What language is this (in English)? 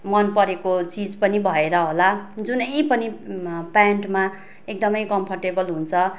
Nepali